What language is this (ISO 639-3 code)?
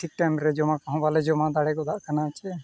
sat